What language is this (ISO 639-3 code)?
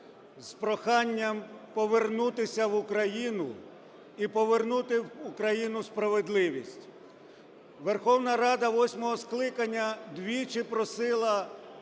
ukr